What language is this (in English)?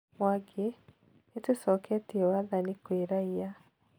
Kikuyu